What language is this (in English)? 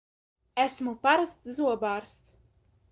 Latvian